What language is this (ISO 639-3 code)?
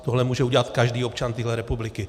ces